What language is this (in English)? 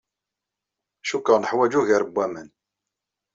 Kabyle